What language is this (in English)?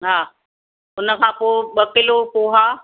Sindhi